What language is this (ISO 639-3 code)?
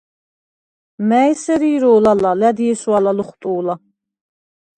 sva